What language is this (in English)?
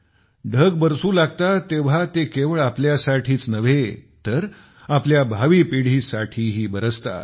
Marathi